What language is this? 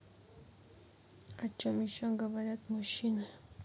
Russian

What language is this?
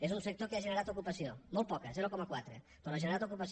Catalan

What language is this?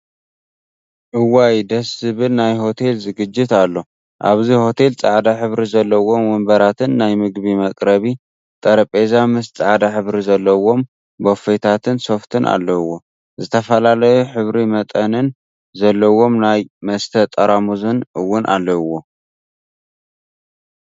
Tigrinya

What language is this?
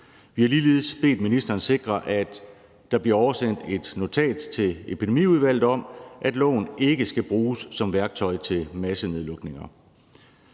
Danish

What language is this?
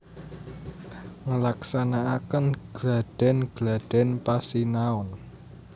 Javanese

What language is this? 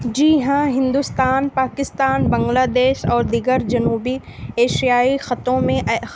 Urdu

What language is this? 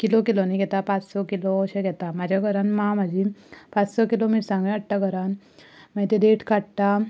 Konkani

